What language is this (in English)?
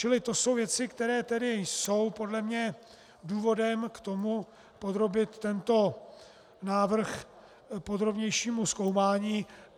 Czech